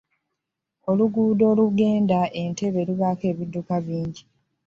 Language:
Ganda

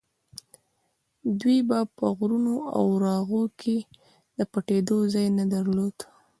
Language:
Pashto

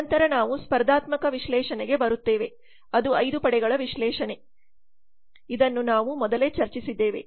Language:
Kannada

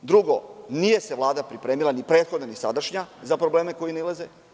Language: Serbian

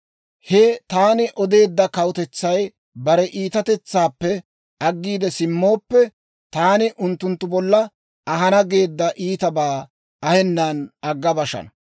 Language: Dawro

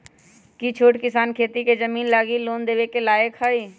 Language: Magahi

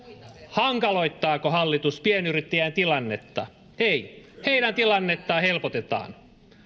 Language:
Finnish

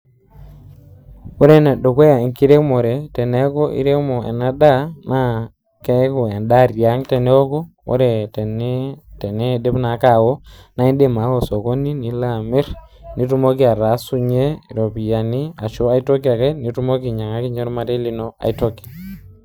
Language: Masai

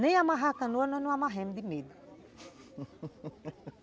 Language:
Portuguese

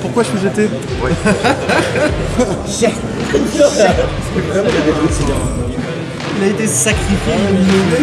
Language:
French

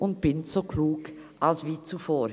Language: Swiss German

